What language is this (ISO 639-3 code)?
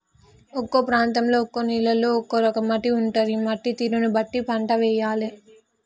tel